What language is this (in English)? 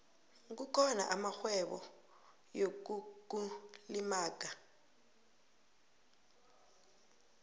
South Ndebele